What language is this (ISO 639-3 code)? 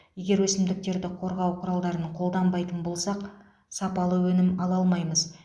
kaz